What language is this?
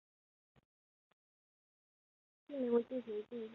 Chinese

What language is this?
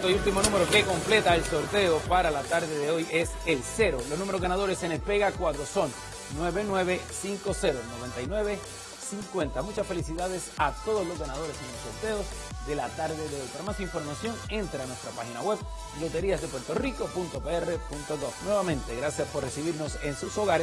Spanish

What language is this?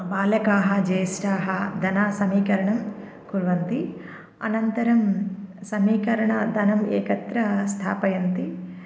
Sanskrit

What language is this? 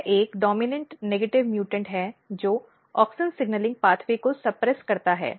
Hindi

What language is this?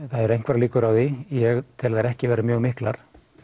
Icelandic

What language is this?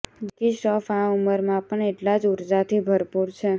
Gujarati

